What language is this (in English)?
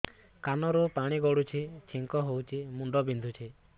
Odia